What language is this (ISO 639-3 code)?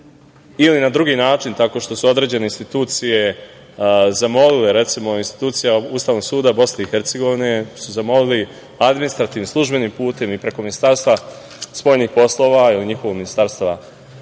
srp